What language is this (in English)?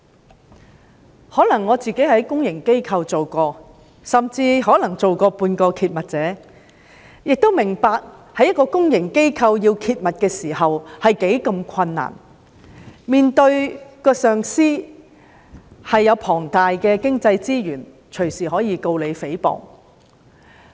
Cantonese